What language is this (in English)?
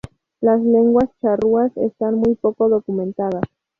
Spanish